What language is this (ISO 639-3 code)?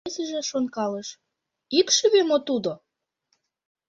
chm